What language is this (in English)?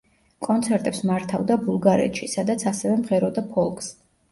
Georgian